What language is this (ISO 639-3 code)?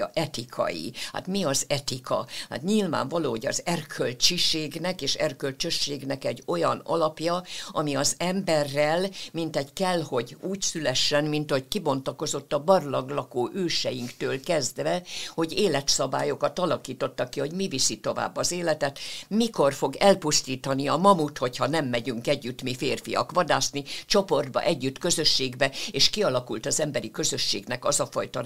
hun